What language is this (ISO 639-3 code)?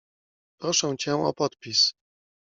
pol